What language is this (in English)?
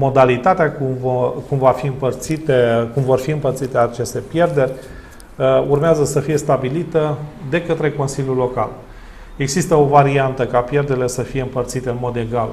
Romanian